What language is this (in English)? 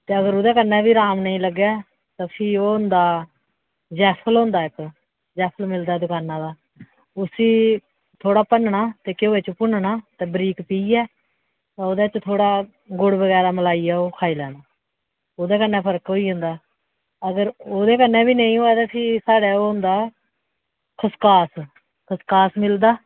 Dogri